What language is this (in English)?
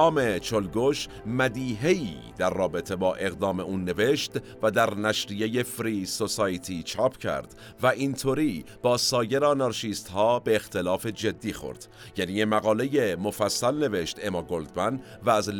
Persian